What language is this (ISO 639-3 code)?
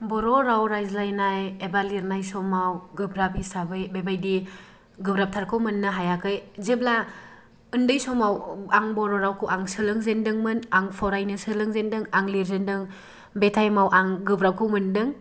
brx